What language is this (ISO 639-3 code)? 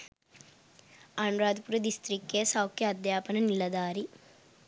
sin